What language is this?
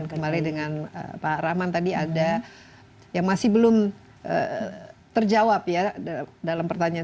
Indonesian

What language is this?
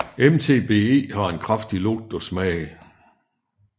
Danish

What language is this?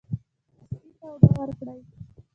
Pashto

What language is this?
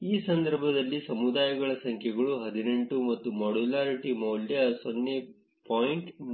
Kannada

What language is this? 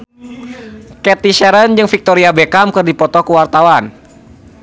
Sundanese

